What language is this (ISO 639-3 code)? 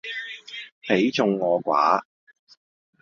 yue